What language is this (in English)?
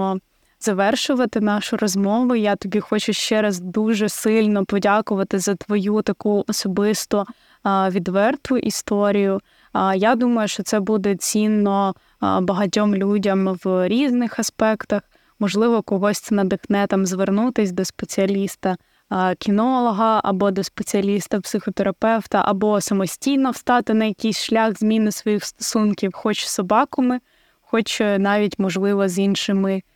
Ukrainian